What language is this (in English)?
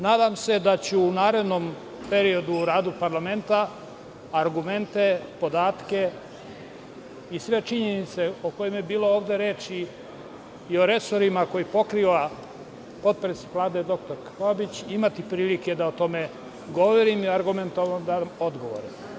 Serbian